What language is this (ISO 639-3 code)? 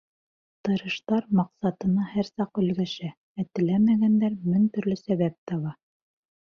bak